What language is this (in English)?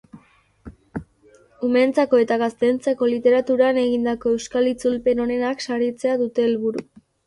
Basque